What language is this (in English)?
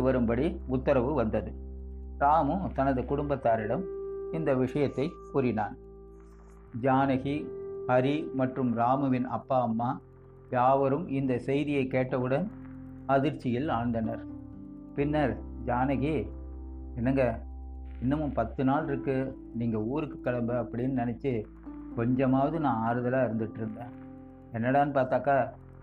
Tamil